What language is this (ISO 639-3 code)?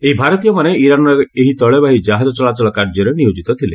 ori